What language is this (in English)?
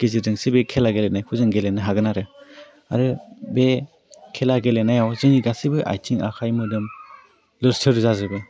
Bodo